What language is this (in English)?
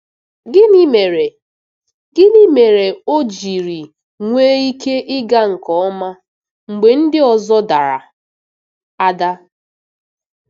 Igbo